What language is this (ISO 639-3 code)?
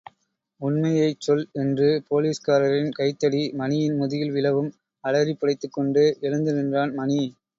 tam